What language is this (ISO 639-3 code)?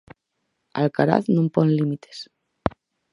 glg